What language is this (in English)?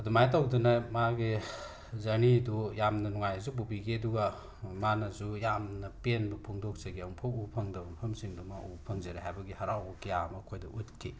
Manipuri